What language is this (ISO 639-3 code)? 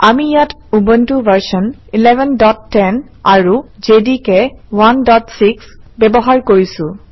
asm